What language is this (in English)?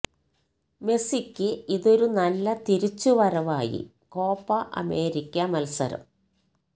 Malayalam